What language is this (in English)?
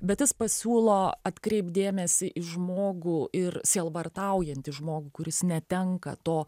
Lithuanian